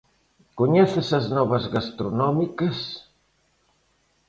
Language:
Galician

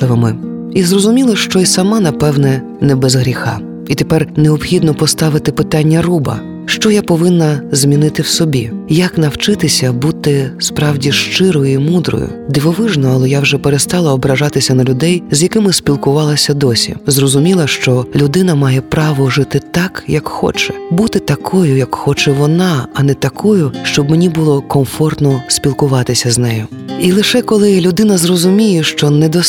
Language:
Ukrainian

